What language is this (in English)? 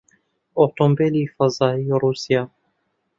Central Kurdish